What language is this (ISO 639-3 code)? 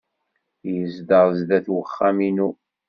kab